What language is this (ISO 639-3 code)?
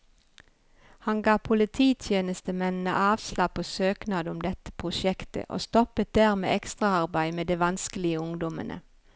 nor